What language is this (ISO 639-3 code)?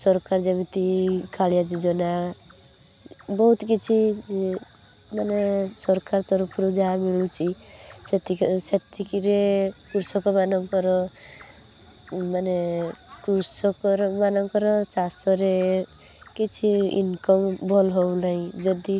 ori